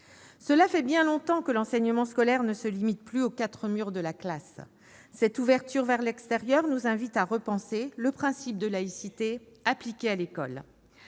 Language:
French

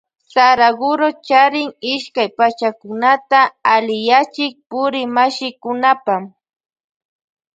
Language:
Loja Highland Quichua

